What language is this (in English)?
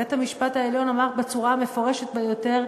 Hebrew